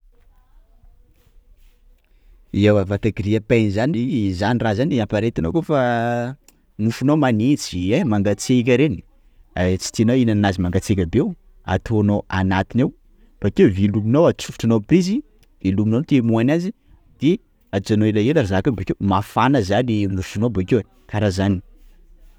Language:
Sakalava Malagasy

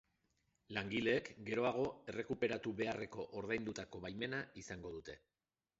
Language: Basque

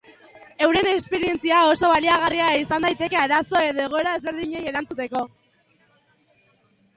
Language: Basque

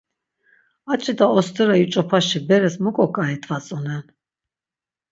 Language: Laz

